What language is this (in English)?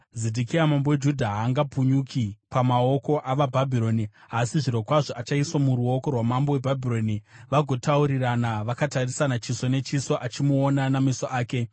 Shona